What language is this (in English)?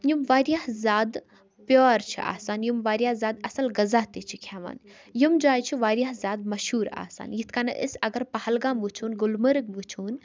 Kashmiri